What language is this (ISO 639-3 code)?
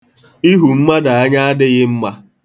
ibo